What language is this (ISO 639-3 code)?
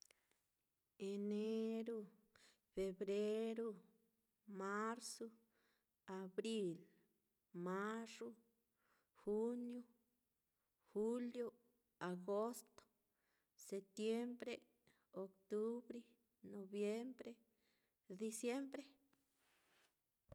vmm